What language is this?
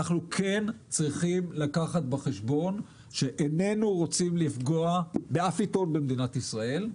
Hebrew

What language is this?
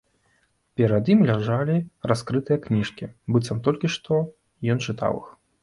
Belarusian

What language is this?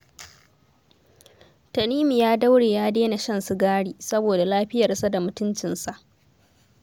Hausa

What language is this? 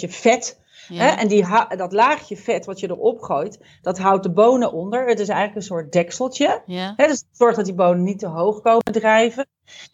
Dutch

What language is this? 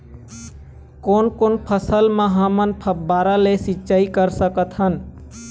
Chhattisgarhi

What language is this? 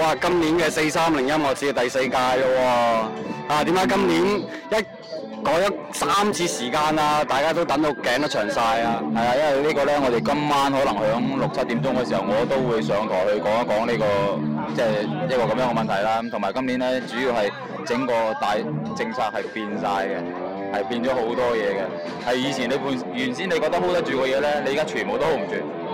Chinese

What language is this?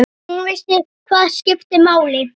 Icelandic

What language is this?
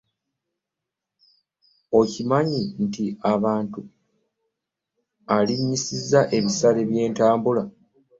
Ganda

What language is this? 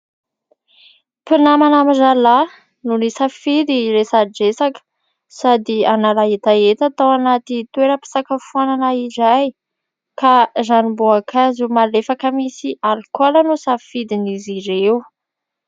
Malagasy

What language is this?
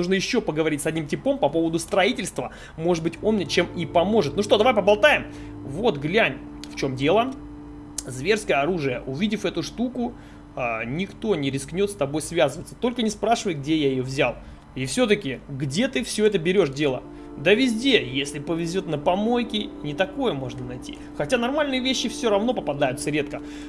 Russian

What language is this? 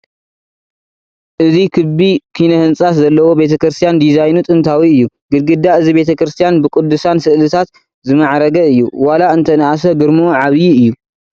Tigrinya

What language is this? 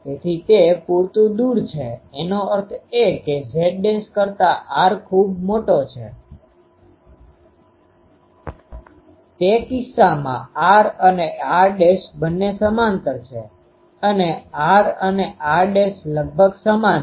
Gujarati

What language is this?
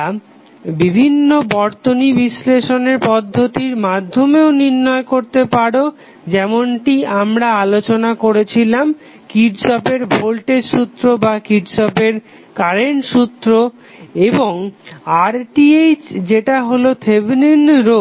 Bangla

